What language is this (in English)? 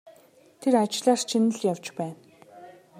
Mongolian